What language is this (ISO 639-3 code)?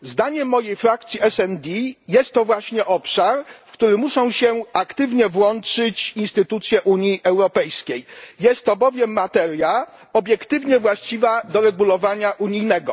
pol